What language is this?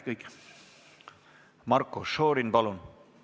Estonian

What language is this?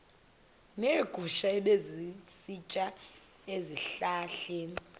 Xhosa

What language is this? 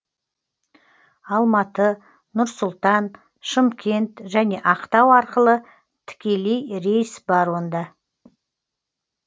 Kazakh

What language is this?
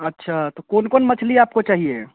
Hindi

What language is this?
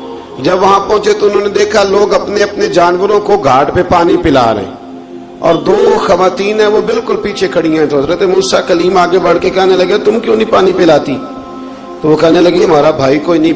Urdu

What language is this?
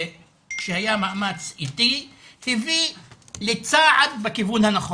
Hebrew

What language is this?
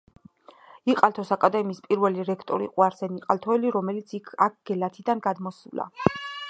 Georgian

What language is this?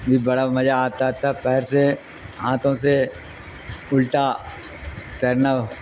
Urdu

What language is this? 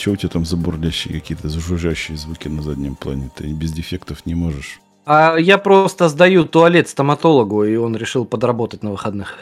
Russian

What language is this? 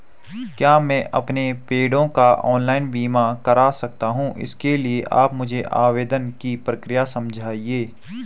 Hindi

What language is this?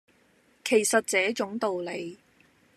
Cantonese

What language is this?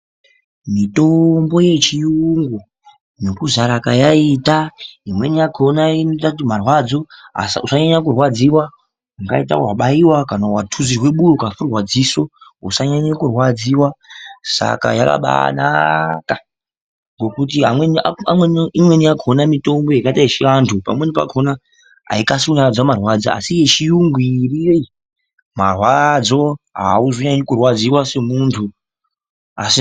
Ndau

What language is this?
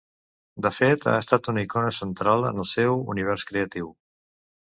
Catalan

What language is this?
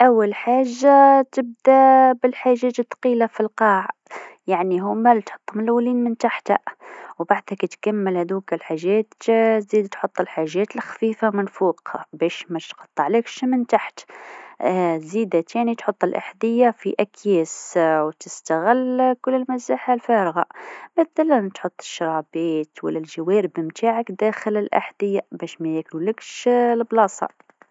Tunisian Arabic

